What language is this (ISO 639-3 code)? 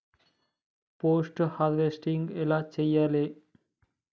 tel